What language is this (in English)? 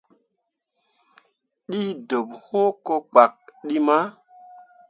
Mundang